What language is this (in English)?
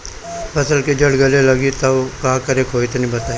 Bhojpuri